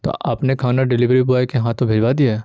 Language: Urdu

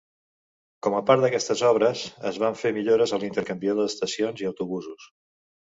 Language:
Catalan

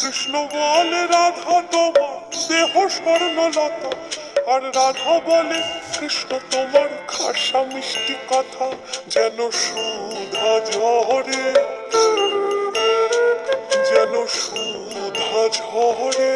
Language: Turkish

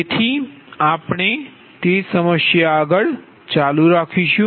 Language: Gujarati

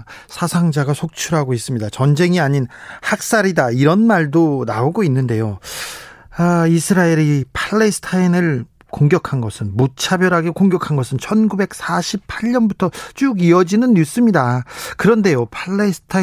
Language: Korean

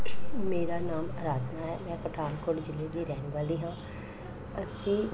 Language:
Punjabi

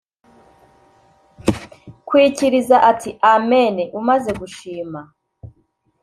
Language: Kinyarwanda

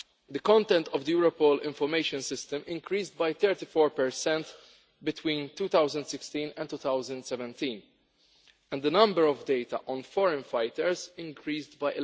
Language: English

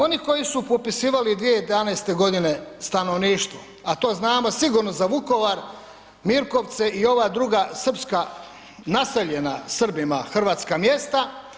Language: Croatian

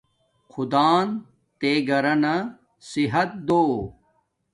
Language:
Domaaki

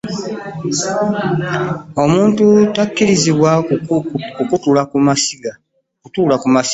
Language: Ganda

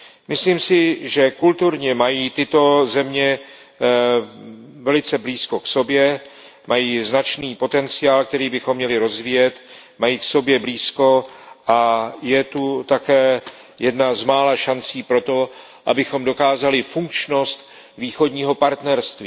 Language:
Czech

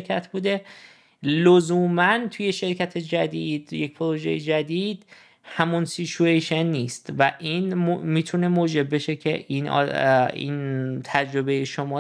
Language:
Persian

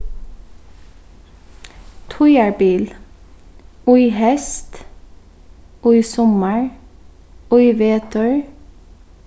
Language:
Faroese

